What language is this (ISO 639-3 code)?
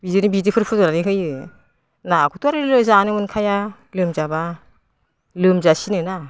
brx